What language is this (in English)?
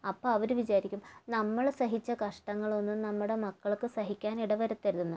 Malayalam